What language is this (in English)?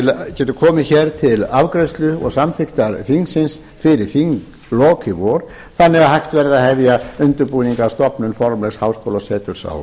Icelandic